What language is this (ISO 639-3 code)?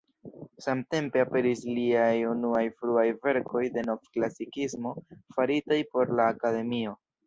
epo